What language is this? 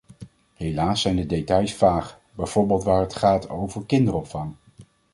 Dutch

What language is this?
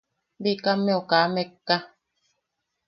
Yaqui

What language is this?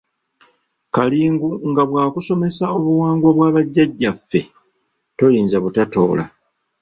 Ganda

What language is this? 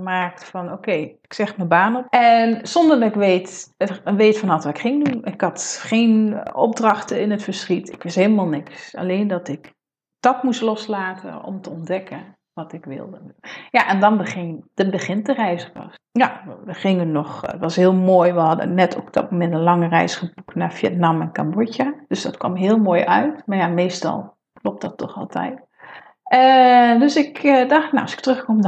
Dutch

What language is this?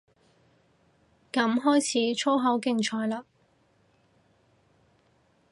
Cantonese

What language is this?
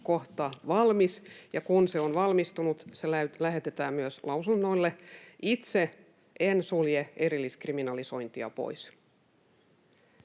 Finnish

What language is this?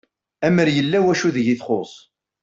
Kabyle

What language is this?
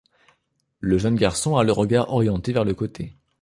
French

